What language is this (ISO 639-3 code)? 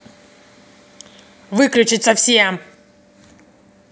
rus